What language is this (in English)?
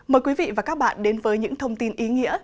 Vietnamese